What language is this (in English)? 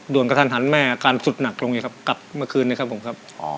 Thai